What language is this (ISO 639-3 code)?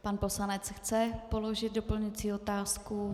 ces